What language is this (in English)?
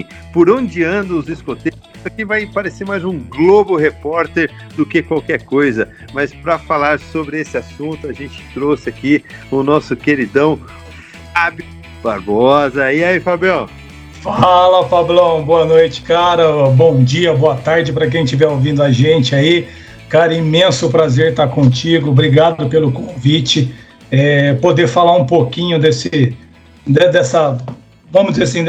Portuguese